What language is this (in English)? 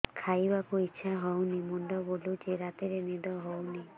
Odia